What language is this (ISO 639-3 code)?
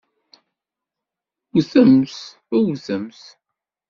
kab